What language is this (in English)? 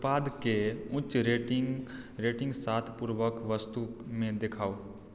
Maithili